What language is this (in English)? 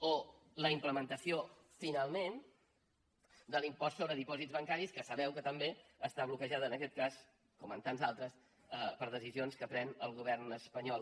Catalan